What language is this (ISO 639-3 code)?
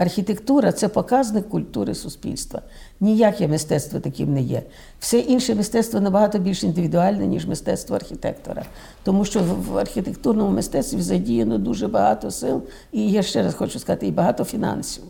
ukr